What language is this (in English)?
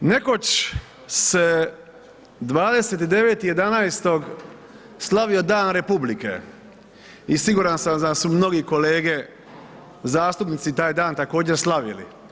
Croatian